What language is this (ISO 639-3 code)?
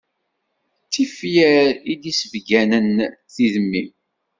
kab